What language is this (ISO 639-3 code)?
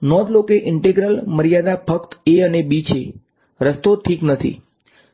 guj